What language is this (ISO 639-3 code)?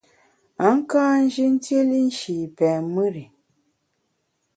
bax